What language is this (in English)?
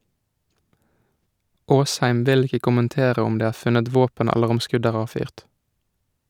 Norwegian